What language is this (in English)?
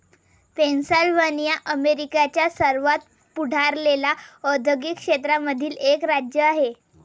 Marathi